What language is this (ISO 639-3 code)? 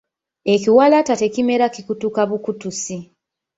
lug